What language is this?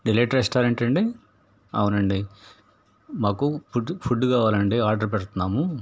Telugu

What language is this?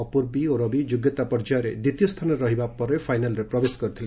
Odia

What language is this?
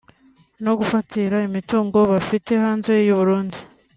Kinyarwanda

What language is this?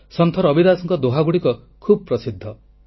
Odia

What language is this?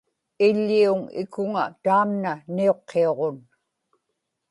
Inupiaq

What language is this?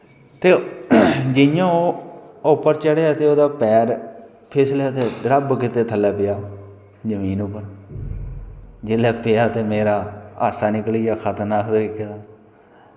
Dogri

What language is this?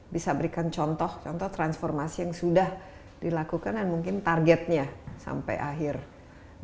Indonesian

